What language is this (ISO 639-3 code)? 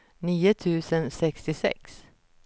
swe